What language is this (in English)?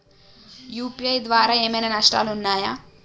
Telugu